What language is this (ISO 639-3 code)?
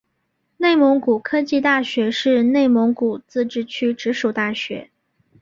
zho